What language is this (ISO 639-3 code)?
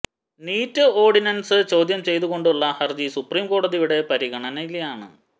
mal